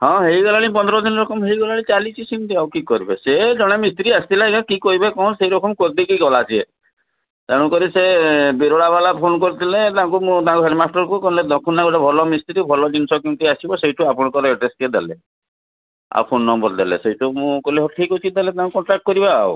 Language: Odia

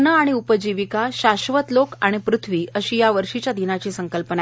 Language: Marathi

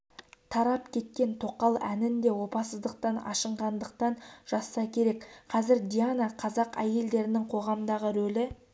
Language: Kazakh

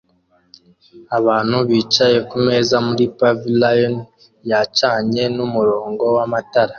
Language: Kinyarwanda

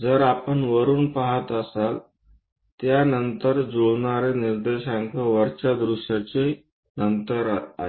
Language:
Marathi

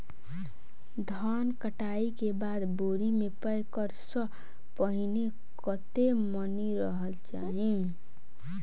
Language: Maithili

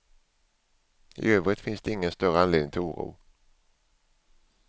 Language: Swedish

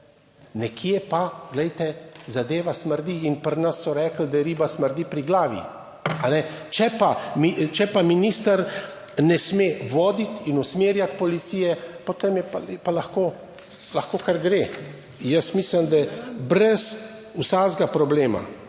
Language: Slovenian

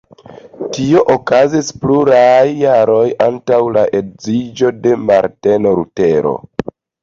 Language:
Esperanto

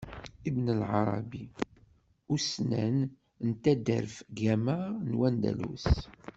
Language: Kabyle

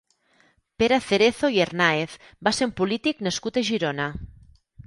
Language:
Catalan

